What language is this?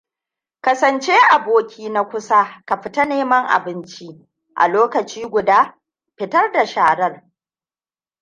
Hausa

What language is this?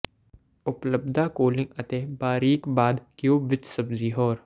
Punjabi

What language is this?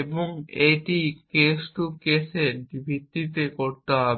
Bangla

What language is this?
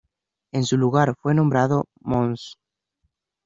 Spanish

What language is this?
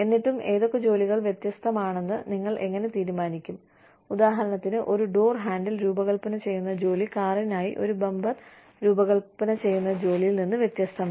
Malayalam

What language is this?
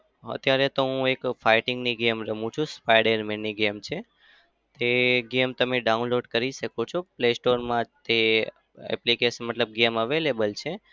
Gujarati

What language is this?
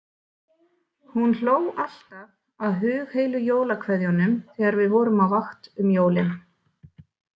Icelandic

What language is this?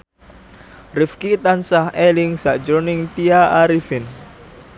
Javanese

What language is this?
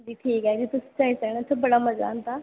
Dogri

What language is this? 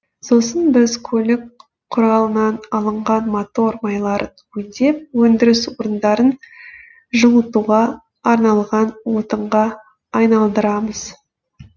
Kazakh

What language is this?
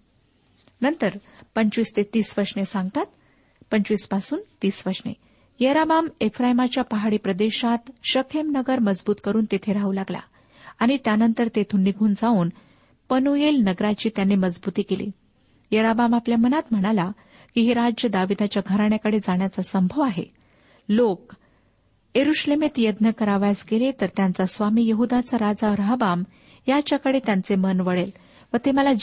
Marathi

